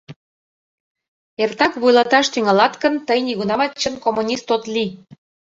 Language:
Mari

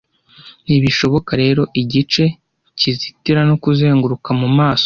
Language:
Kinyarwanda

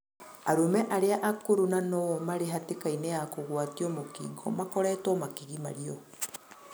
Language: Kikuyu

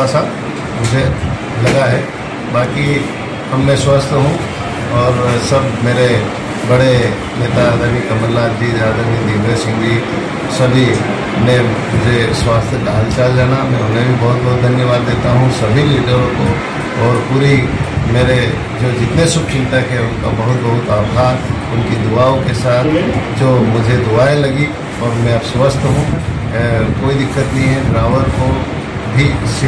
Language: Hindi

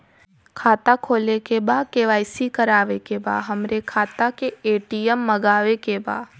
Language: Bhojpuri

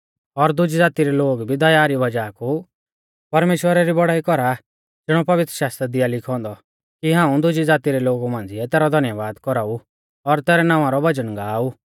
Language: Mahasu Pahari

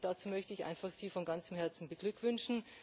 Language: German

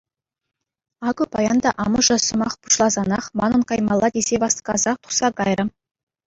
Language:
Chuvash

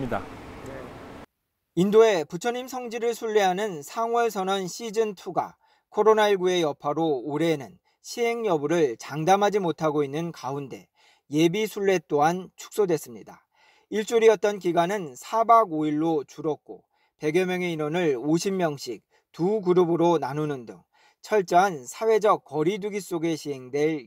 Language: Korean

